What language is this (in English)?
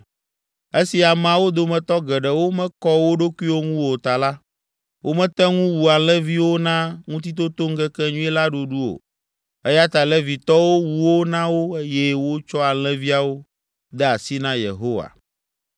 Ewe